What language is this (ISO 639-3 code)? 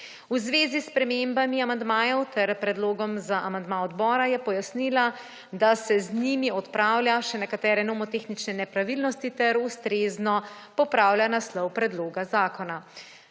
slv